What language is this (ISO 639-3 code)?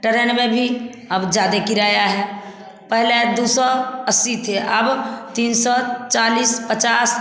hin